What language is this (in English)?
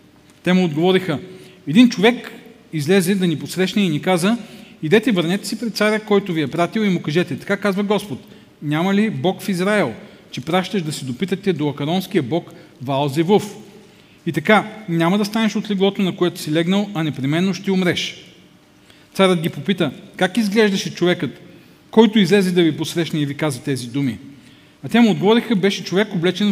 Bulgarian